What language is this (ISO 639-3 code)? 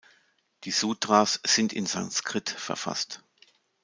deu